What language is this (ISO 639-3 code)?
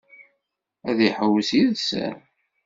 kab